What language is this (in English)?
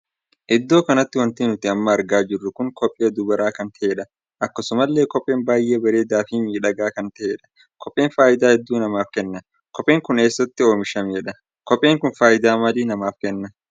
Oromo